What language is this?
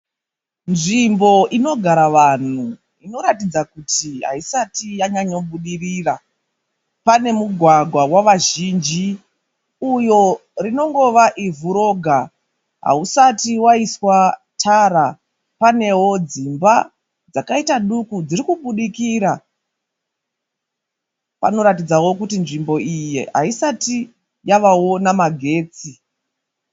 Shona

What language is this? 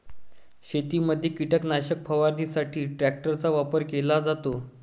Marathi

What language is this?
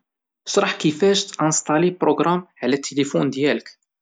Moroccan Arabic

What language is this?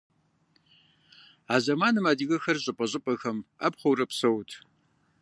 Kabardian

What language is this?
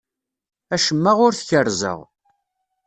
Kabyle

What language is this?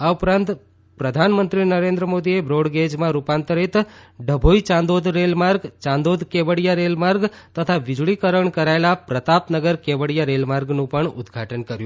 Gujarati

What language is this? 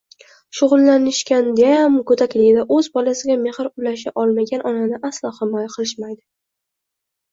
Uzbek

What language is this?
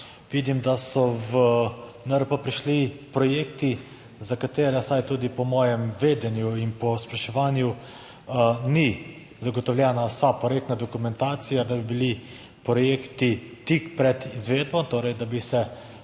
Slovenian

